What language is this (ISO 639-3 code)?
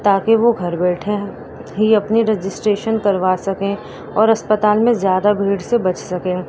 urd